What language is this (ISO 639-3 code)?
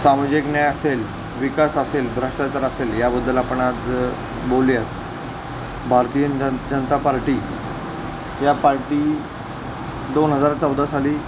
mar